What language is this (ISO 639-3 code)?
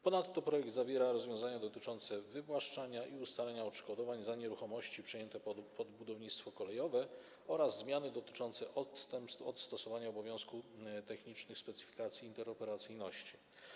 pol